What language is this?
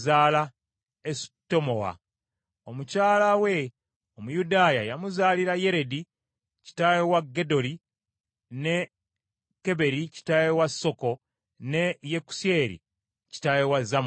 Ganda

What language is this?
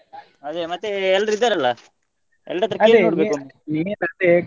Kannada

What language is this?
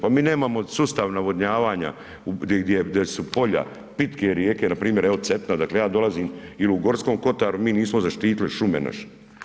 Croatian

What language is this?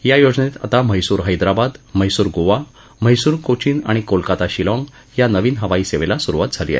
Marathi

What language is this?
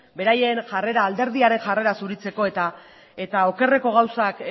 Basque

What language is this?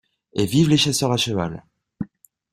French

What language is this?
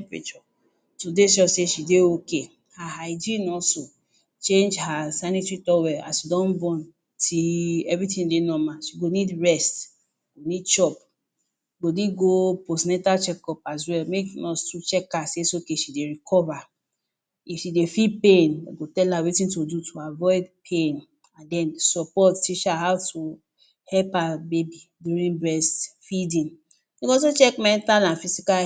Nigerian Pidgin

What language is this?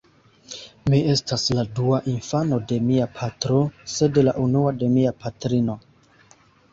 Esperanto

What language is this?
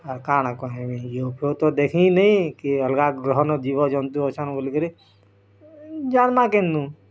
Odia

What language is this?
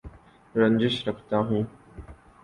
Urdu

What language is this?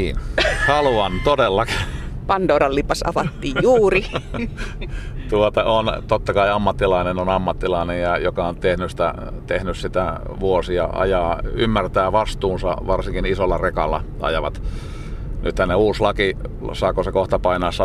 Finnish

